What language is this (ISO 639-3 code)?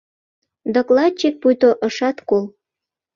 chm